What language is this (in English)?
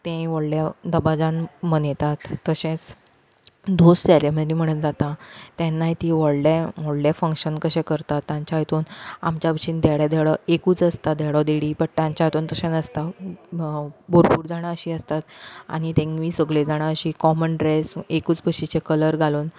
Konkani